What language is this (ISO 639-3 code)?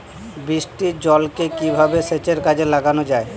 ben